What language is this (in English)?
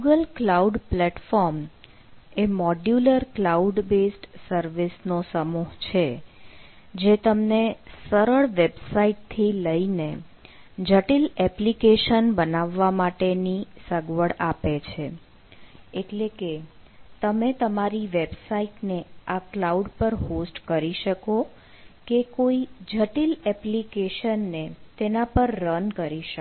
Gujarati